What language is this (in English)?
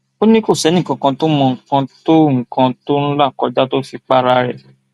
Yoruba